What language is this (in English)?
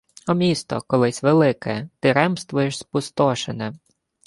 Ukrainian